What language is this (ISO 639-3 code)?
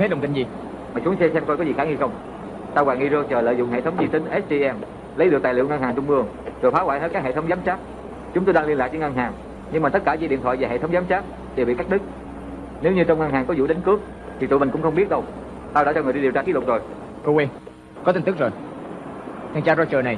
vie